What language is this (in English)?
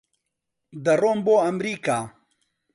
Central Kurdish